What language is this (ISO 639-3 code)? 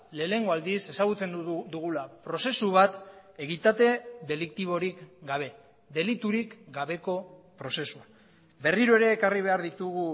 eus